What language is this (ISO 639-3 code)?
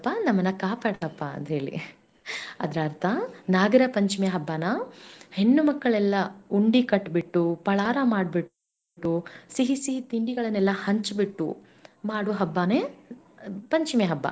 kan